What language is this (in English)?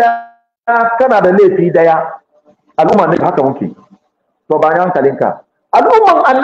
Arabic